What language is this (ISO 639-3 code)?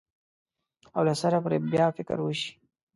pus